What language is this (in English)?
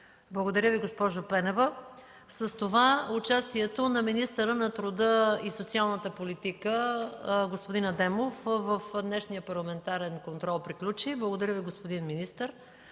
Bulgarian